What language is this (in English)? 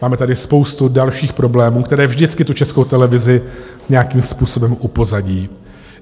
Czech